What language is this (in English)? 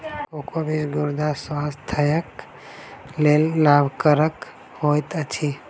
Maithili